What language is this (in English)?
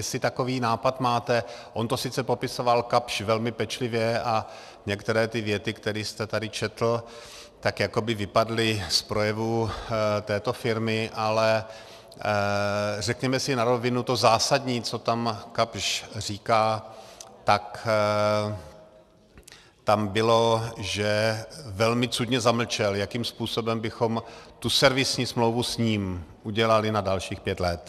Czech